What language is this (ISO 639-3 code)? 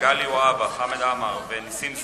heb